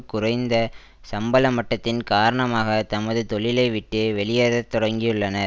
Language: Tamil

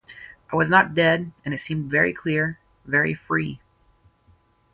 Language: English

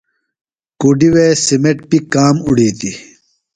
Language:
Phalura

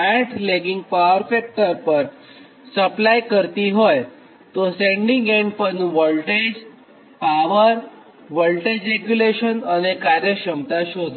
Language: Gujarati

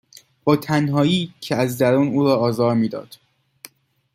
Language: Persian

